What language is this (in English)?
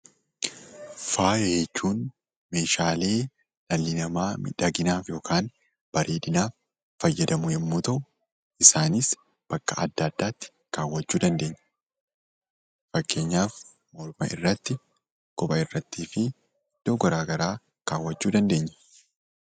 Oromo